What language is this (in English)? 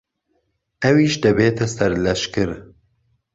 Central Kurdish